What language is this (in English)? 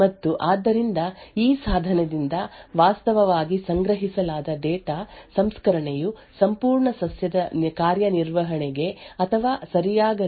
Kannada